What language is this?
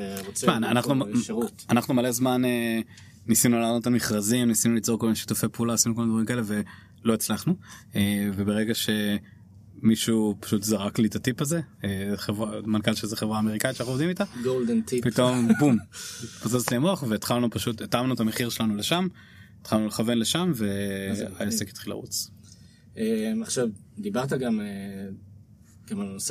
Hebrew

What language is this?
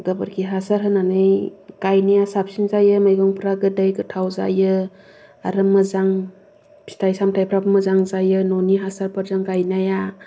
Bodo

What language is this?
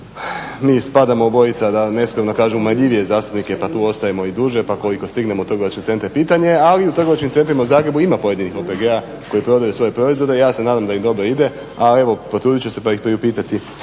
Croatian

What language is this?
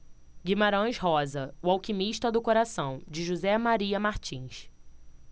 Portuguese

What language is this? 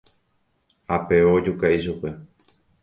Guarani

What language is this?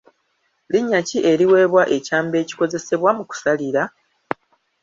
Ganda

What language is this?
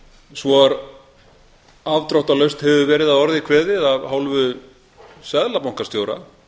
Icelandic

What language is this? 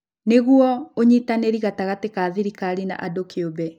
Kikuyu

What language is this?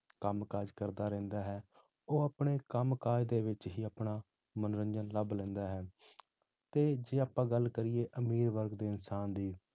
Punjabi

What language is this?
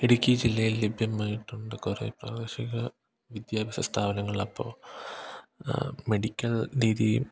Malayalam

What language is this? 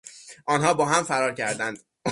Persian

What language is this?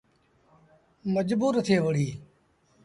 Sindhi Bhil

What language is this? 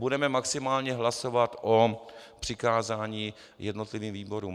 Czech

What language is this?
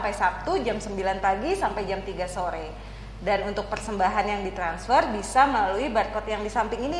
Indonesian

